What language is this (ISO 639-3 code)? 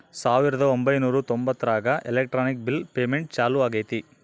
kan